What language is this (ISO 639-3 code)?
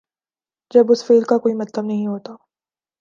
urd